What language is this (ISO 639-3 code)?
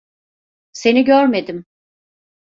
tur